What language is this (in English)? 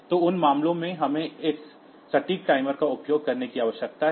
Hindi